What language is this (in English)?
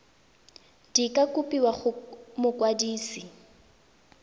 Tswana